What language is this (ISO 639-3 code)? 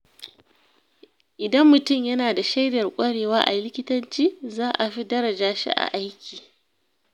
hau